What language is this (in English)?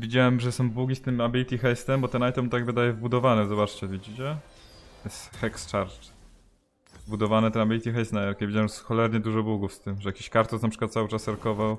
Polish